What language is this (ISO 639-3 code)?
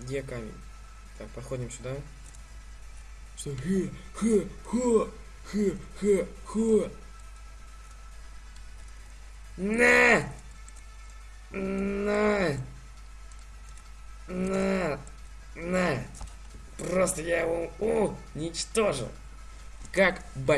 rus